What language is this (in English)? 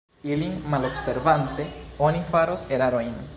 Esperanto